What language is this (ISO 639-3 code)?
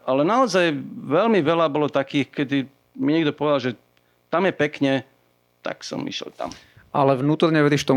slk